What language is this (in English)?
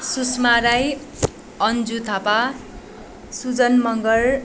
Nepali